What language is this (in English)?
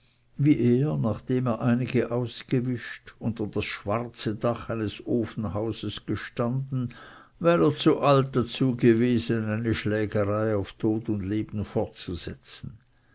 German